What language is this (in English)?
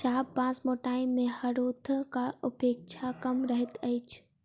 Maithili